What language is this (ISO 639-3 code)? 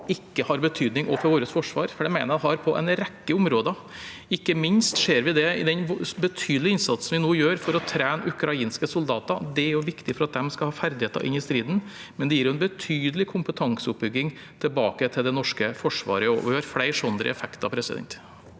nor